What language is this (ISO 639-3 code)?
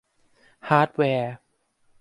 tha